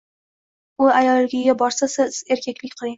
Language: Uzbek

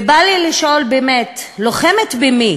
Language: Hebrew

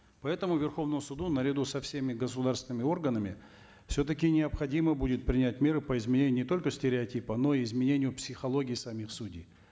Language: Kazakh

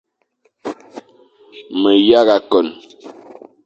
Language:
Fang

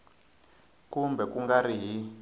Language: Tsonga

